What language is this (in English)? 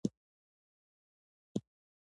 Pashto